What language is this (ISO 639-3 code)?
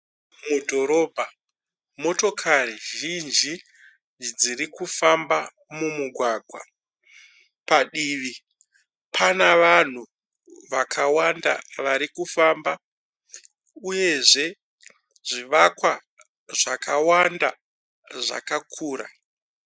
sna